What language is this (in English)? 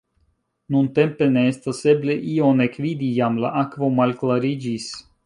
Esperanto